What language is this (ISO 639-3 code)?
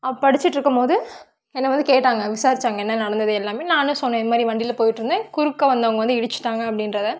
tam